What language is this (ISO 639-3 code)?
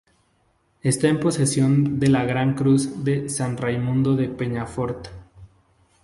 spa